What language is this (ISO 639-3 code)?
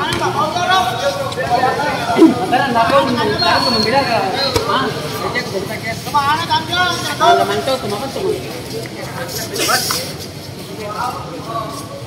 ind